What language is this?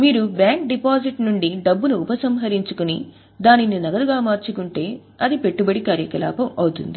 Telugu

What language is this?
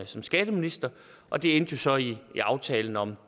Danish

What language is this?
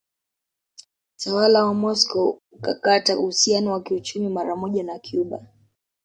Swahili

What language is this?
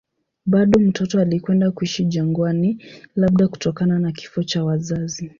Swahili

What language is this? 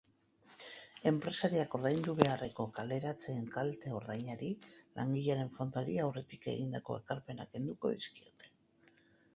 Basque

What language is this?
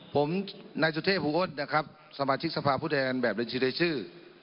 Thai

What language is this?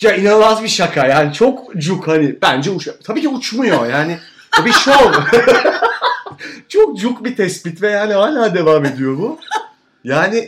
Turkish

